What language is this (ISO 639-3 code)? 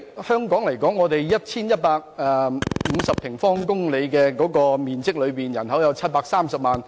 yue